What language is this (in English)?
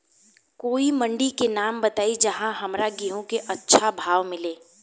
Bhojpuri